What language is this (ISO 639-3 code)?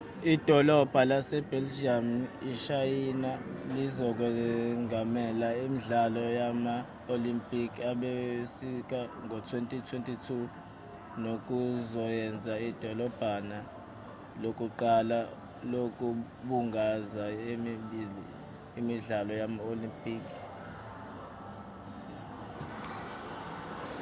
zul